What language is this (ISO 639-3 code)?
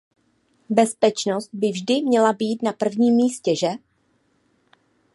ces